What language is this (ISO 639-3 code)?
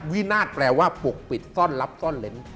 tha